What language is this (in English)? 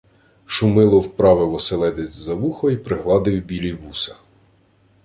Ukrainian